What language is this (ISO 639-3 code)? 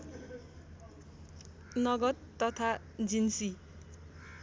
nep